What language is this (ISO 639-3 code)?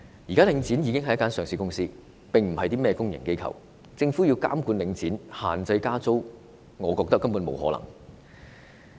yue